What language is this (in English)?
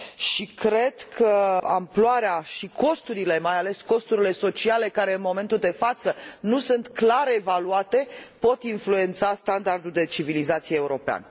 Romanian